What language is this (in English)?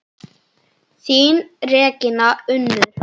Icelandic